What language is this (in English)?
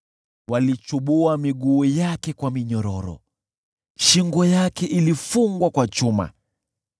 Swahili